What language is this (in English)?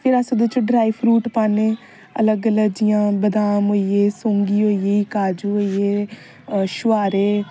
Dogri